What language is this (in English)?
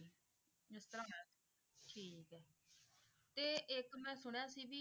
Punjabi